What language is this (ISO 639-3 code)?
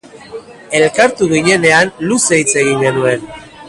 eus